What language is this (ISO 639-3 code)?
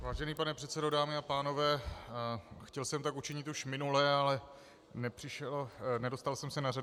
ces